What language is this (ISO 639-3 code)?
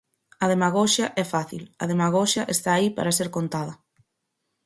glg